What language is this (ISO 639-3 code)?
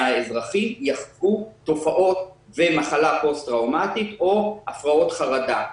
heb